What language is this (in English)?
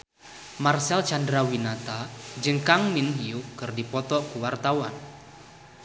Sundanese